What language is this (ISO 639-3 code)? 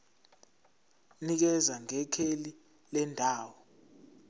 zul